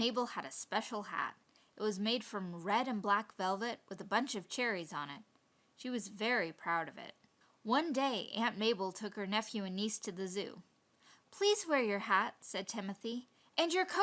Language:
English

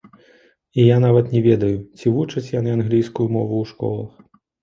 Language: Belarusian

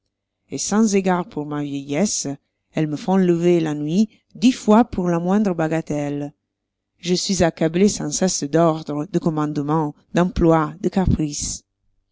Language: French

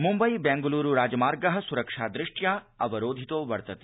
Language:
Sanskrit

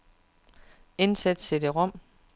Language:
Danish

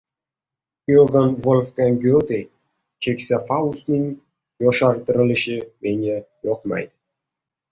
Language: Uzbek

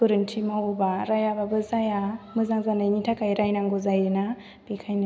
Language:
Bodo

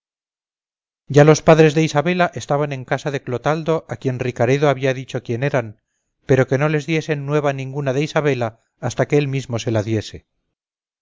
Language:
Spanish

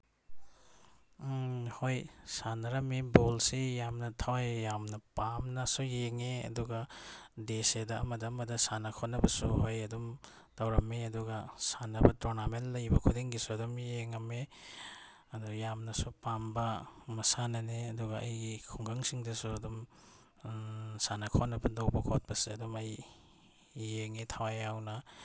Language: Manipuri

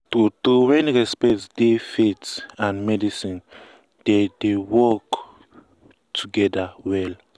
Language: Nigerian Pidgin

